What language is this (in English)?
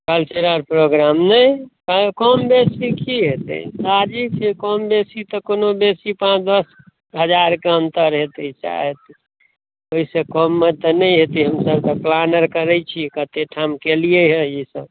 Maithili